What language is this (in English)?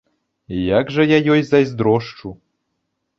Belarusian